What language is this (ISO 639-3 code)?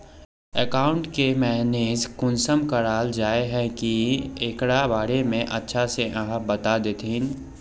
mag